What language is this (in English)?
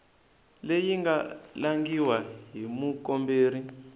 Tsonga